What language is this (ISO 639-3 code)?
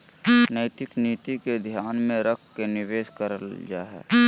mag